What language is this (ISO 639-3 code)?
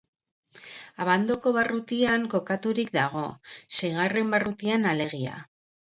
eus